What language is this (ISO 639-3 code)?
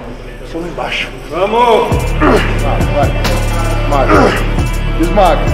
por